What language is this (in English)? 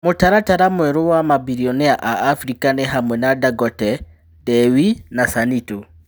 Kikuyu